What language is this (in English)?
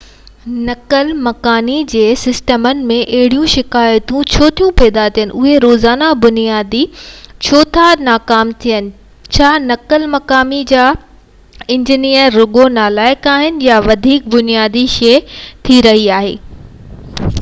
Sindhi